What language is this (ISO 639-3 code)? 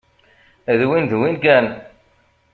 kab